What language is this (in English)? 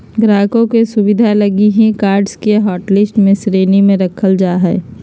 Magahi